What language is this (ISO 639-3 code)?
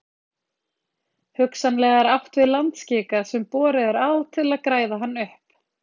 isl